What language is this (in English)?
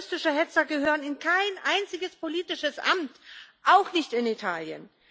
German